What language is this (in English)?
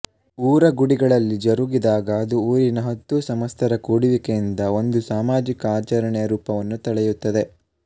Kannada